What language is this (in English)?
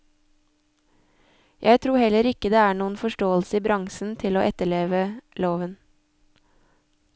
Norwegian